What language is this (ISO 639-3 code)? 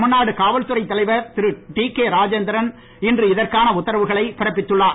tam